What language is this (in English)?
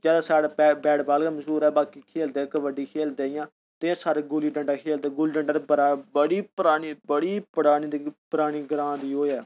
Dogri